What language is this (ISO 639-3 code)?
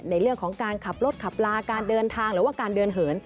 tha